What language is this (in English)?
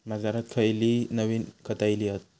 Marathi